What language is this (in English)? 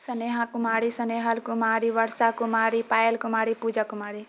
Maithili